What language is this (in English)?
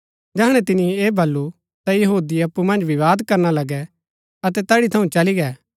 Gaddi